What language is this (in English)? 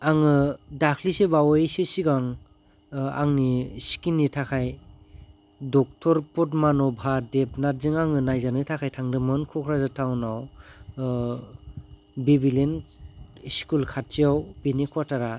Bodo